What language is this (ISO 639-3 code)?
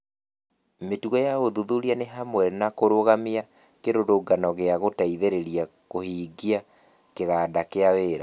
kik